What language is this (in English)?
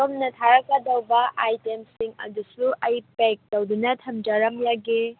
Manipuri